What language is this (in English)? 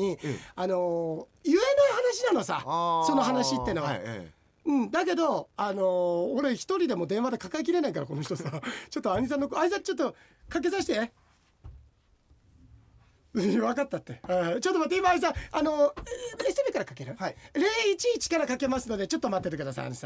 Japanese